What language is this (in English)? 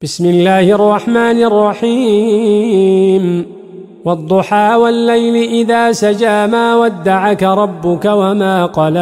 Arabic